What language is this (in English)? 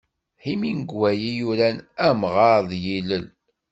Kabyle